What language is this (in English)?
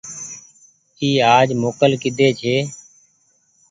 Goaria